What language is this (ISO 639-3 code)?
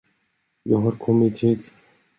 swe